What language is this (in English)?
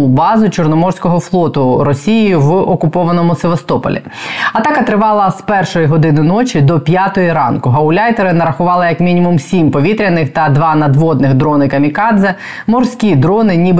Ukrainian